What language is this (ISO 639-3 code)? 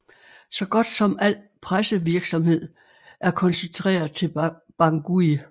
dan